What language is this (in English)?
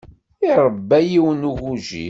Kabyle